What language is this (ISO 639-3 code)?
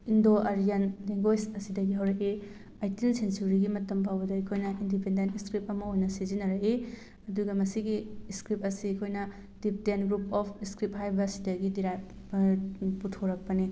mni